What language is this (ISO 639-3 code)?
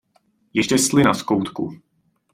ces